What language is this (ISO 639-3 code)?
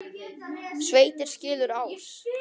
isl